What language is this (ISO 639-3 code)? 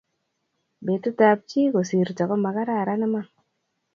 kln